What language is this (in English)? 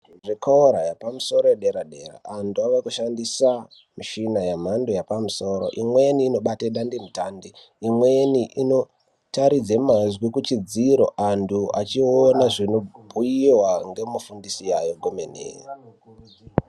Ndau